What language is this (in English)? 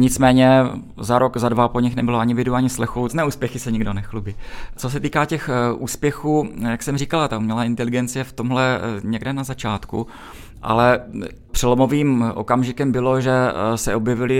Czech